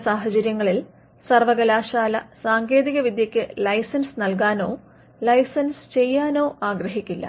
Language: Malayalam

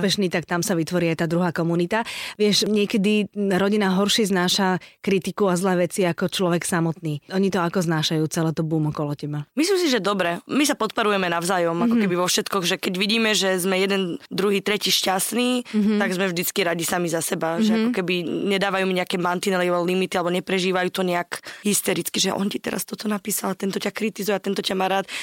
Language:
Slovak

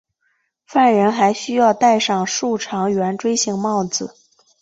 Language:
Chinese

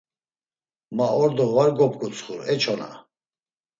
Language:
Laz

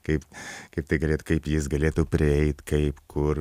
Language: Lithuanian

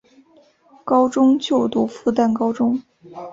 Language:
Chinese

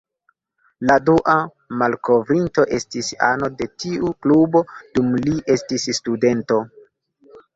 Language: Esperanto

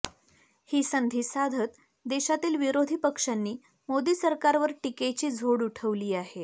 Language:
Marathi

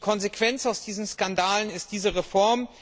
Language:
German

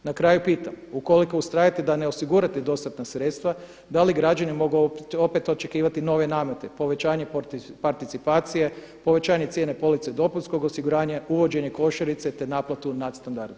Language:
Croatian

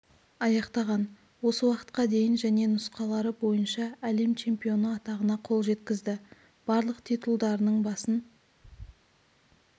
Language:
Kazakh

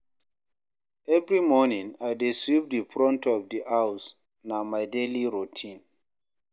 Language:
Nigerian Pidgin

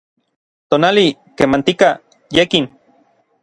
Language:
Orizaba Nahuatl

